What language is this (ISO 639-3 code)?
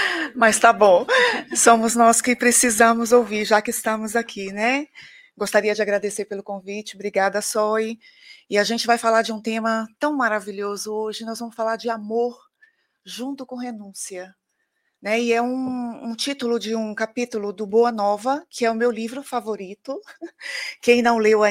por